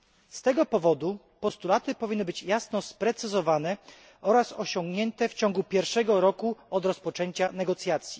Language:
Polish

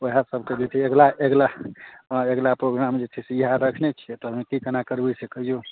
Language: Maithili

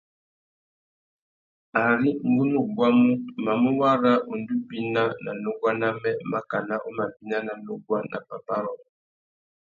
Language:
Tuki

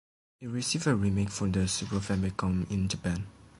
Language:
English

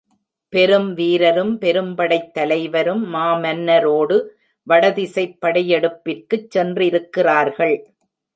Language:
Tamil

